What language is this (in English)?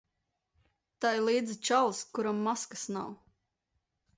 Latvian